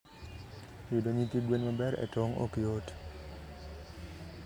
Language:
Luo (Kenya and Tanzania)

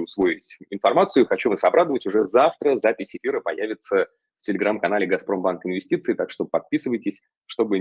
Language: Russian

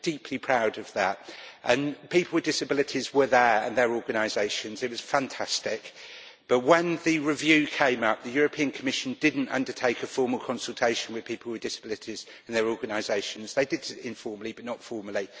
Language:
English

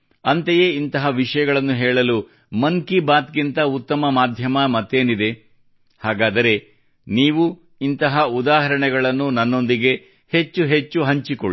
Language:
Kannada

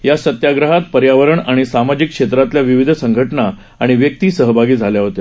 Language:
Marathi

